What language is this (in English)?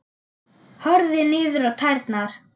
Icelandic